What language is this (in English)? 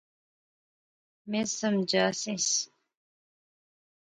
Pahari-Potwari